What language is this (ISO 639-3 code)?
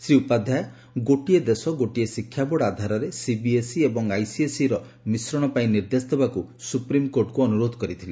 ori